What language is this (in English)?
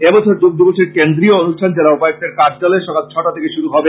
Bangla